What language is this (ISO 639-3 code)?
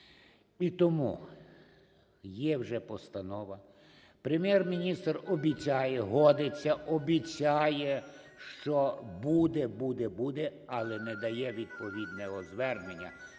ukr